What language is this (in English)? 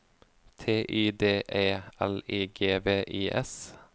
Norwegian